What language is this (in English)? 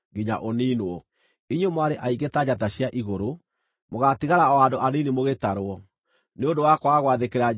Kikuyu